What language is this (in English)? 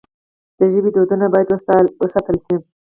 Pashto